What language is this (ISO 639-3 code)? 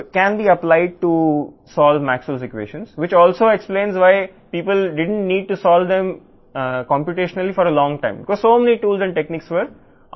tel